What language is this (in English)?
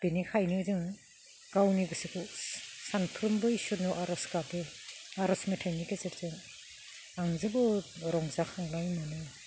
Bodo